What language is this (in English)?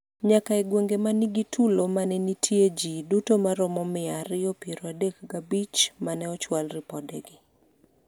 Luo (Kenya and Tanzania)